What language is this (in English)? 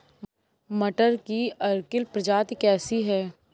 Hindi